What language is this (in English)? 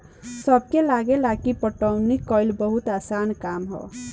Bhojpuri